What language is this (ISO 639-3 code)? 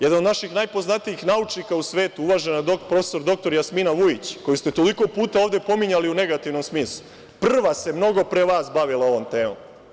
srp